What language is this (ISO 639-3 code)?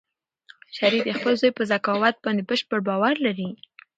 pus